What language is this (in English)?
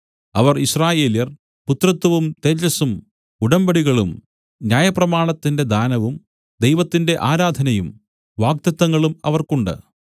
Malayalam